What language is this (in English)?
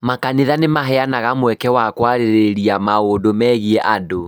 Kikuyu